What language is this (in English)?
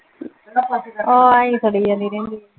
Punjabi